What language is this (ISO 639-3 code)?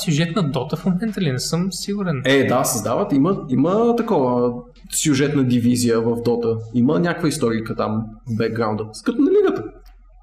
bul